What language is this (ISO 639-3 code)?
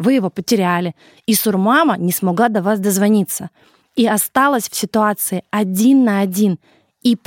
rus